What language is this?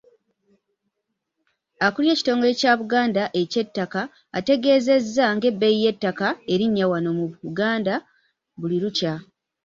Ganda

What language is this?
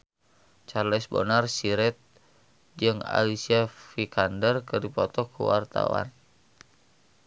Sundanese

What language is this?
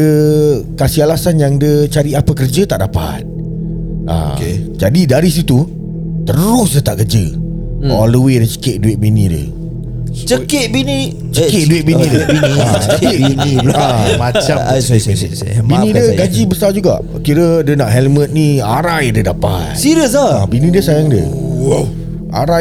Malay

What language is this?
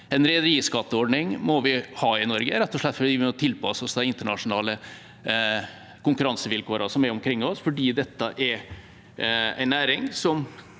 Norwegian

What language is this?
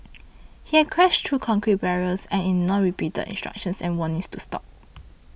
English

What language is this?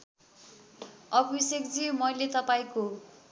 Nepali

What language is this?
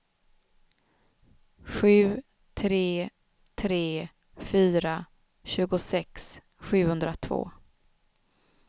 Swedish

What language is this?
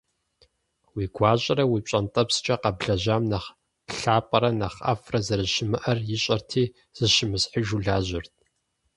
Kabardian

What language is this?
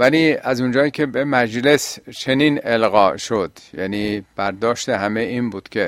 Persian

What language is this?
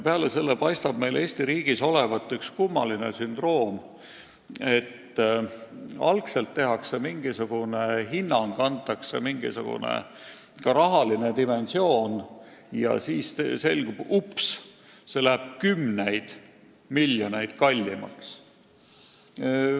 Estonian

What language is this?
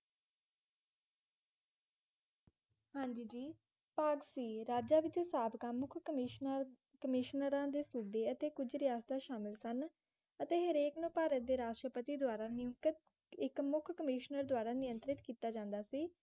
Punjabi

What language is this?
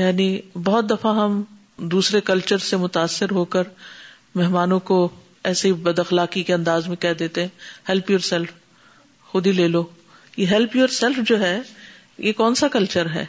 Urdu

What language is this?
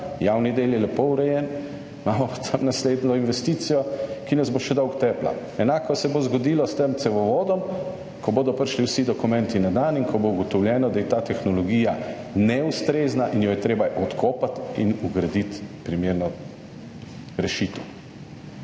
Slovenian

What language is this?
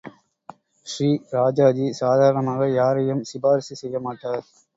Tamil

